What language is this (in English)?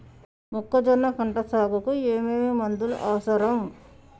Telugu